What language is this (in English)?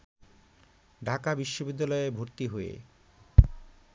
Bangla